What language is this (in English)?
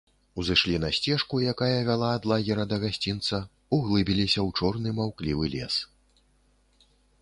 Belarusian